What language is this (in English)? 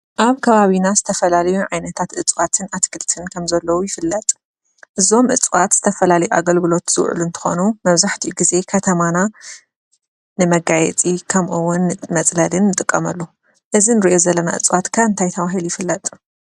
Tigrinya